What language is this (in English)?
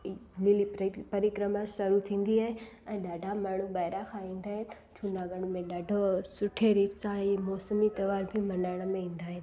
Sindhi